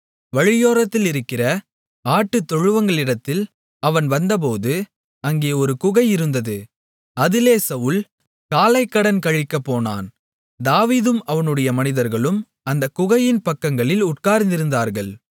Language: Tamil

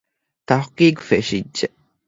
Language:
Divehi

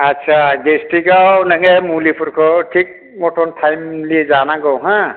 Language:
Bodo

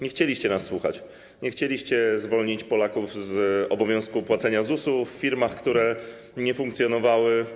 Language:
Polish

